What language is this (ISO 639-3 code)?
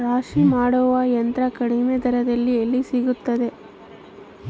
kan